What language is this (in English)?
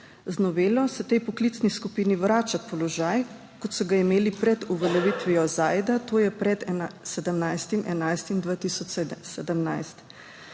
Slovenian